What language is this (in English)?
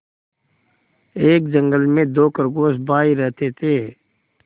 Hindi